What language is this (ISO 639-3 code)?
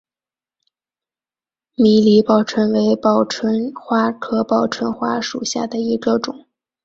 zho